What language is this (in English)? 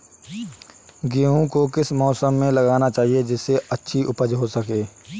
Hindi